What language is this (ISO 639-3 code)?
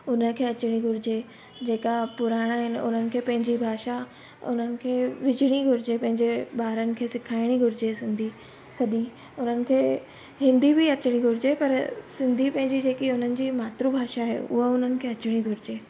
snd